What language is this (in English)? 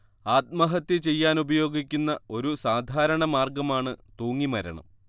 Malayalam